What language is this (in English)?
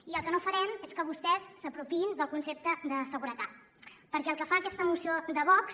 Catalan